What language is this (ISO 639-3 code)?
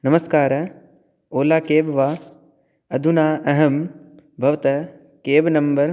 san